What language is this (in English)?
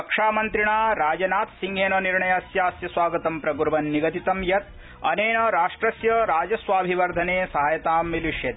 Sanskrit